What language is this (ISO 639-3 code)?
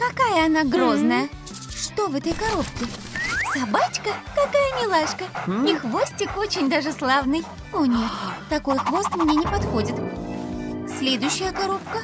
rus